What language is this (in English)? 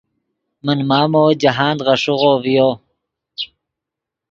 Yidgha